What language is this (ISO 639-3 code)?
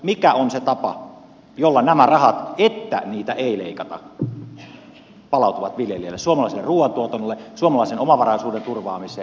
fin